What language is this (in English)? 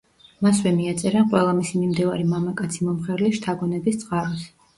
Georgian